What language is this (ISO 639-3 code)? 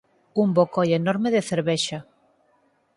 glg